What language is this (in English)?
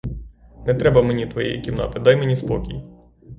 Ukrainian